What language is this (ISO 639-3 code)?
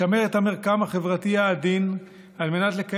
heb